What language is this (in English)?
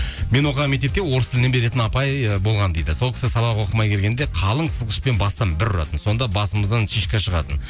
Kazakh